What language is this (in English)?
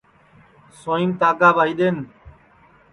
Sansi